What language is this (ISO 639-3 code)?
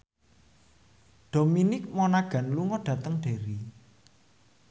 jav